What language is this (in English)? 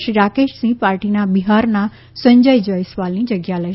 Gujarati